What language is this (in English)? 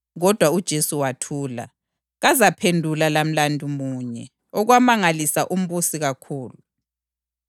North Ndebele